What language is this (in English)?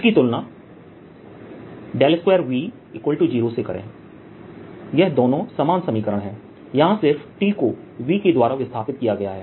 Hindi